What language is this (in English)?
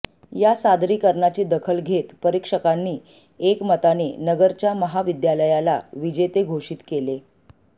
Marathi